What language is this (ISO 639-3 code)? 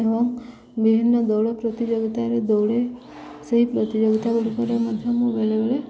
ori